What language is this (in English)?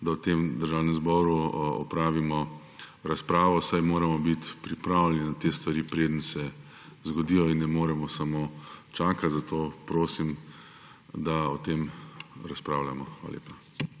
Slovenian